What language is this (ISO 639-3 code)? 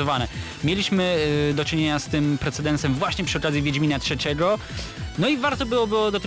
pol